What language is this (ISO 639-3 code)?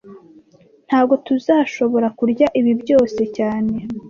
kin